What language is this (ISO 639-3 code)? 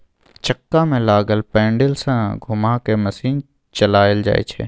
mai